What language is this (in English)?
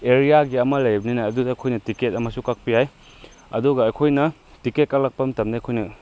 Manipuri